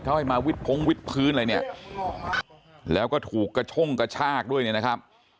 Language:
Thai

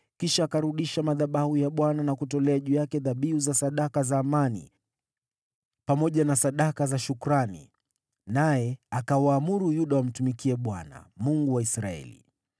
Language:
Swahili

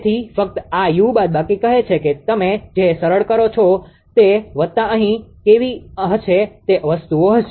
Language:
Gujarati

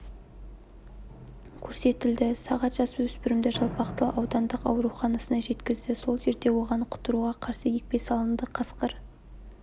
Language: Kazakh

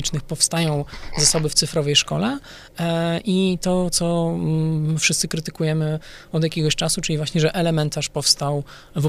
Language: Polish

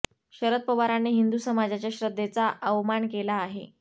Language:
Marathi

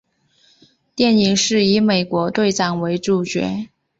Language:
Chinese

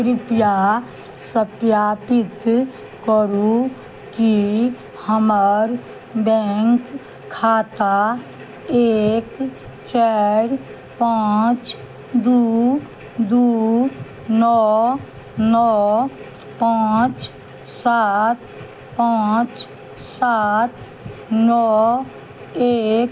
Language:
Maithili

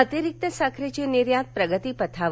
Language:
Marathi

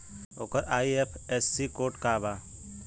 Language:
Bhojpuri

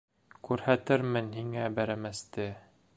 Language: Bashkir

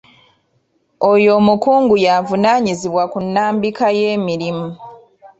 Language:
Ganda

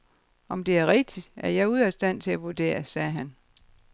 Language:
Danish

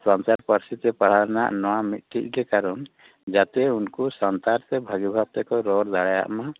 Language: Santali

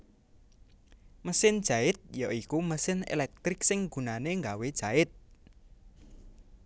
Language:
Javanese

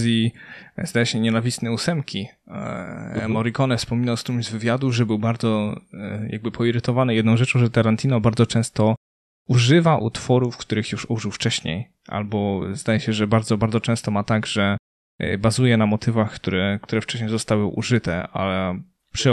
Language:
Polish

